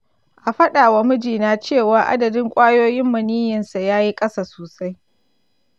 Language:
Hausa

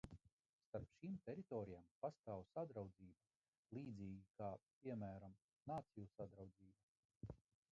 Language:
Latvian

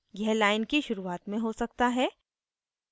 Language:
Hindi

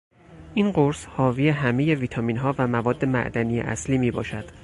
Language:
Persian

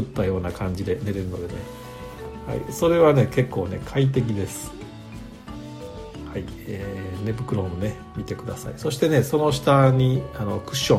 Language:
Japanese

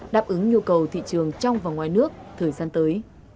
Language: Vietnamese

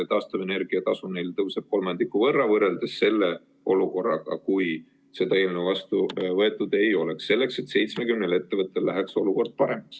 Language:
Estonian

